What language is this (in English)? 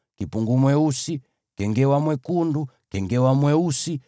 Swahili